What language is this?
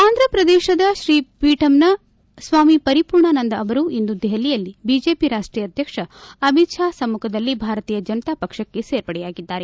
Kannada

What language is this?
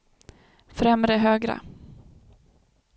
Swedish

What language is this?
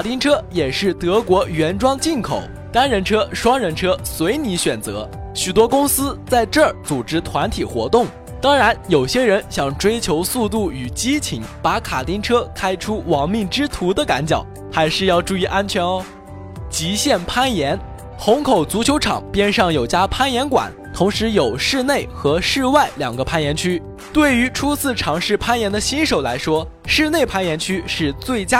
Chinese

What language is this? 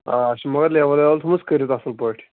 Kashmiri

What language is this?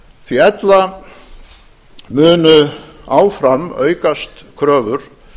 Icelandic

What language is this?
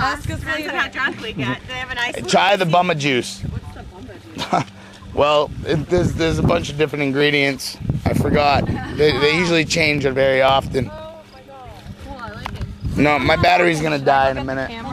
English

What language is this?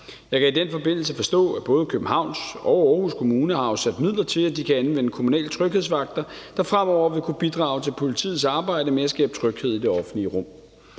Danish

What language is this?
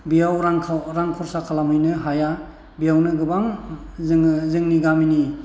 Bodo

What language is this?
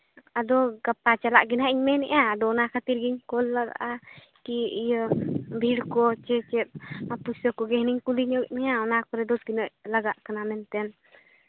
Santali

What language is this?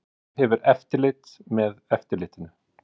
Icelandic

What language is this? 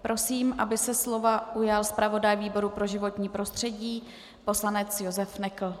Czech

